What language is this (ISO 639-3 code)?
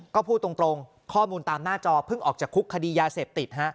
tha